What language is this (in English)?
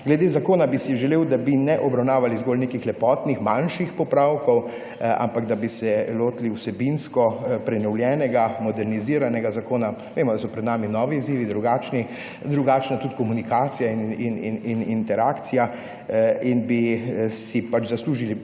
Slovenian